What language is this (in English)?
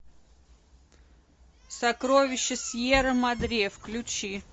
Russian